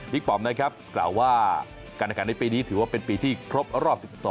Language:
Thai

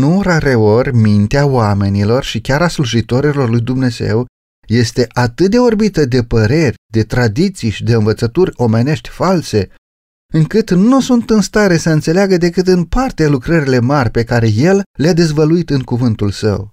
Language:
Romanian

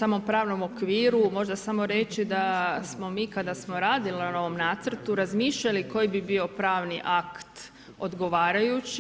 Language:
Croatian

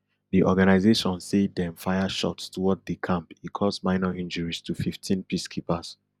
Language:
Nigerian Pidgin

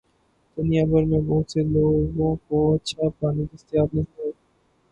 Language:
Urdu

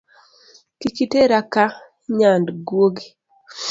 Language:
Luo (Kenya and Tanzania)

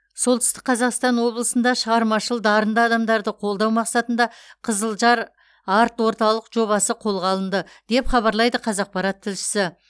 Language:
Kazakh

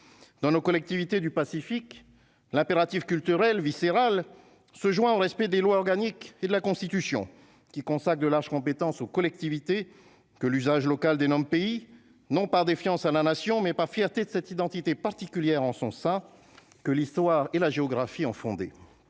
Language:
French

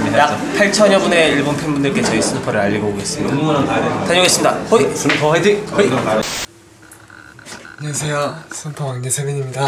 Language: Korean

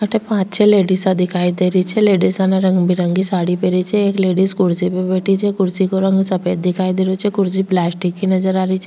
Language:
Rajasthani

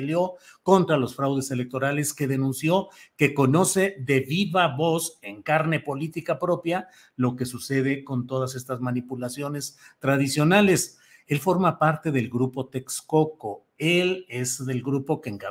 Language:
Spanish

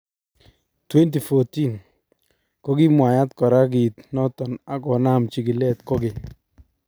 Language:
Kalenjin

